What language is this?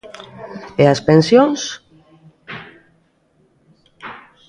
Galician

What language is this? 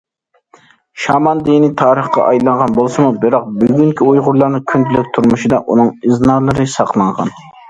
Uyghur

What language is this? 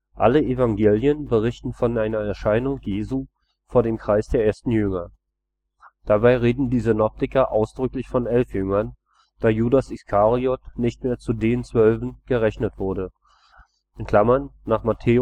German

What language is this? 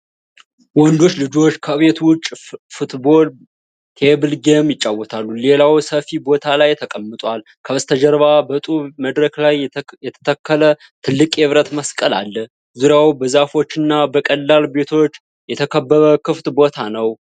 Amharic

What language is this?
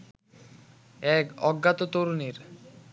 Bangla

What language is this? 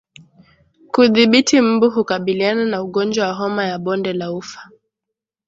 Swahili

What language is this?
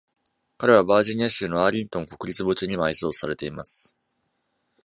Japanese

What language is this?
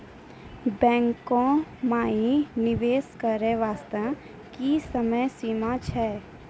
Maithili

